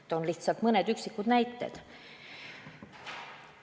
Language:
Estonian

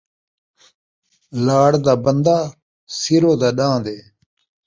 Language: Saraiki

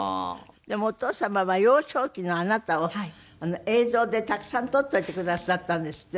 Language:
Japanese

